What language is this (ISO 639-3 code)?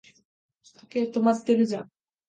jpn